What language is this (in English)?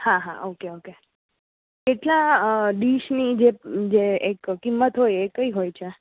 Gujarati